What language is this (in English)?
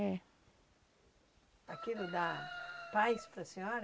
Portuguese